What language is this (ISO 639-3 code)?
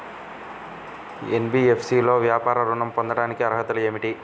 tel